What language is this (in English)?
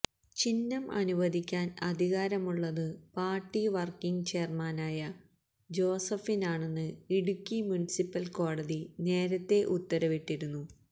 Malayalam